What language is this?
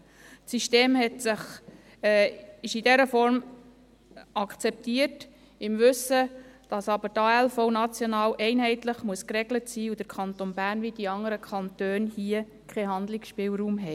Swiss German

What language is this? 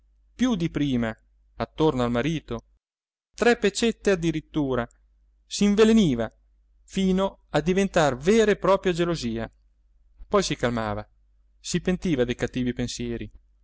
Italian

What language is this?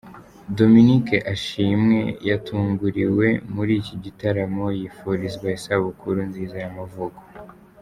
Kinyarwanda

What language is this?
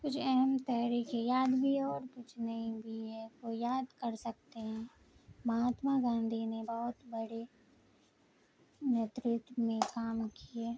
Urdu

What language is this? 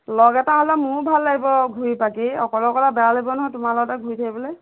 Assamese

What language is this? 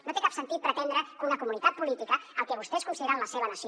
Catalan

